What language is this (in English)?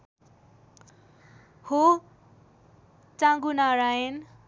Nepali